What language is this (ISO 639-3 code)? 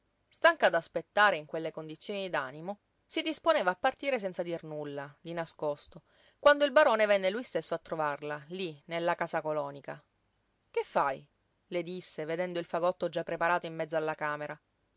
ita